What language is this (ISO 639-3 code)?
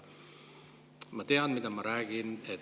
est